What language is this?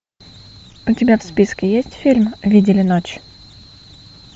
Russian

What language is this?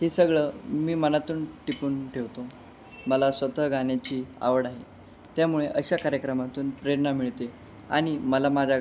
Marathi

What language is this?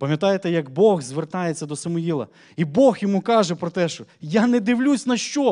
Ukrainian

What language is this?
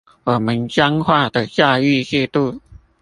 Chinese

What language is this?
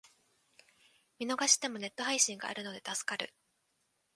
Japanese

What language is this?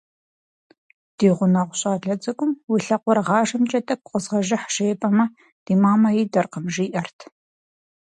Kabardian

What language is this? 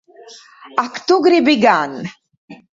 Latvian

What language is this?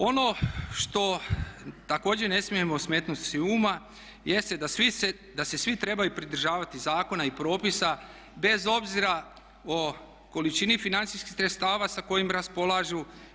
Croatian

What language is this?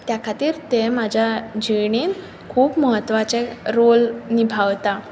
Konkani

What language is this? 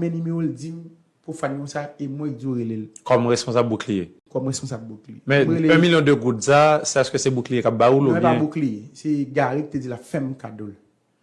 French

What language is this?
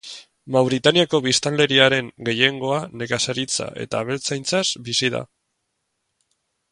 Basque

